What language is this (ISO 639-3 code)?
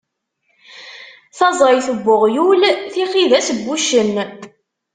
kab